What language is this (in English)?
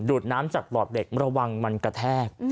Thai